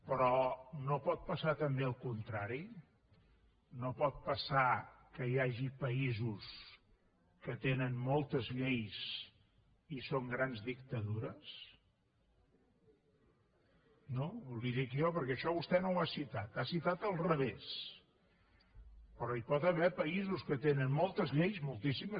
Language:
Catalan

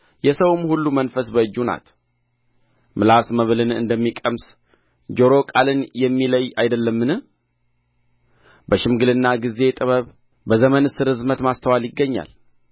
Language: Amharic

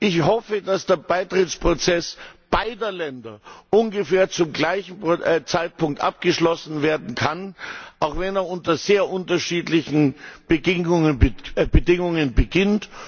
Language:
German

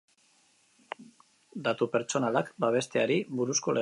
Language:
Basque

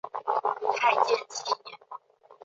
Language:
Chinese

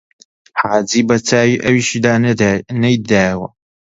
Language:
Central Kurdish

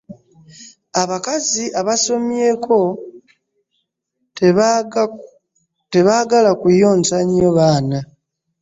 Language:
Ganda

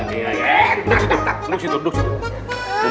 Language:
Indonesian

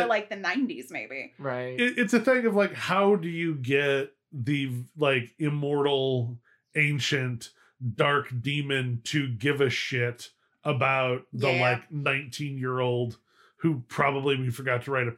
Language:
English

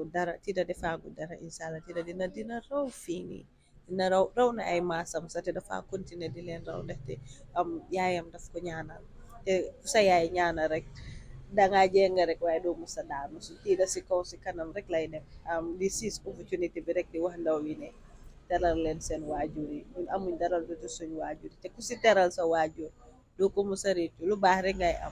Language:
Indonesian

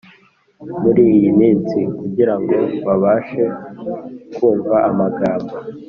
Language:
Kinyarwanda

